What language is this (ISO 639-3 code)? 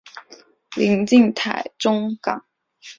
zho